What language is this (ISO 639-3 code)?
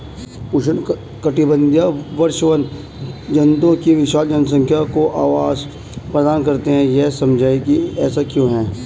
hin